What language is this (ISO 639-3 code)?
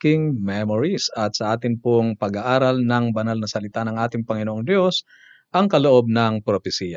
fil